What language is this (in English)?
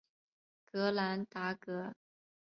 Chinese